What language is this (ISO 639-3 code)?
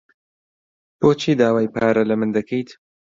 ckb